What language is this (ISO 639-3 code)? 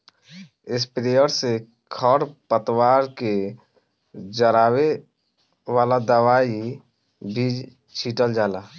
bho